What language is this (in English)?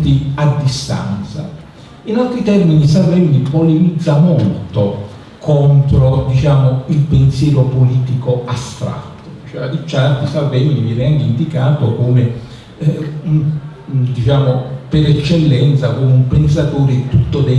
Italian